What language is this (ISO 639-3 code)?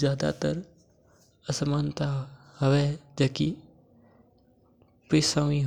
mtr